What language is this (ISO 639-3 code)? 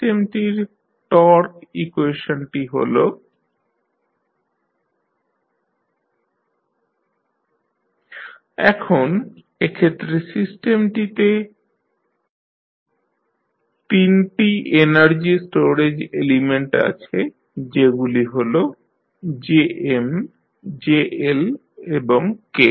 ben